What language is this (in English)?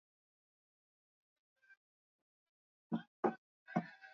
Swahili